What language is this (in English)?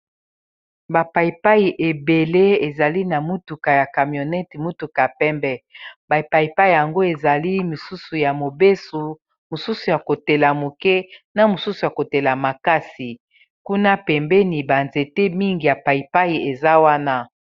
Lingala